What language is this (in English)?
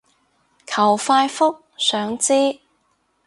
Cantonese